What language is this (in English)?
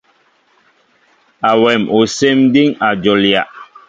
Mbo (Cameroon)